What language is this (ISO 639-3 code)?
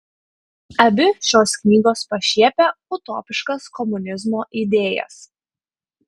lit